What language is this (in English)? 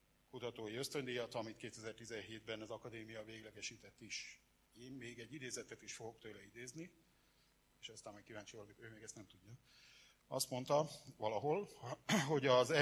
Hungarian